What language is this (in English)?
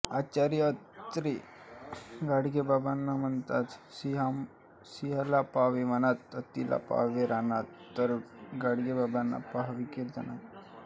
Marathi